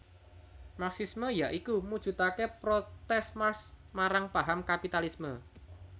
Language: Javanese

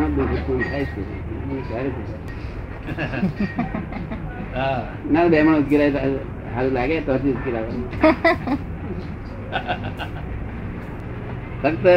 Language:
Gujarati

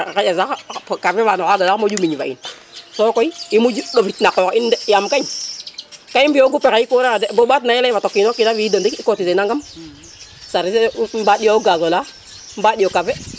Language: Serer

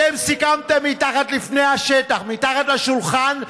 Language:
Hebrew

